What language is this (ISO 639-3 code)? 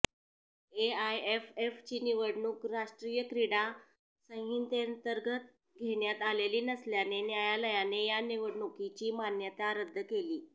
mar